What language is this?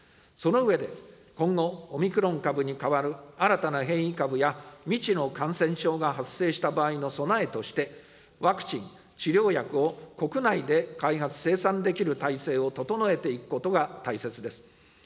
Japanese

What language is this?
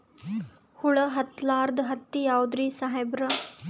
Kannada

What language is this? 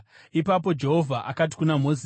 Shona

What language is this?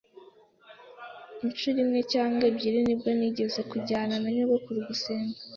Kinyarwanda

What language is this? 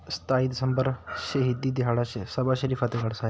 Punjabi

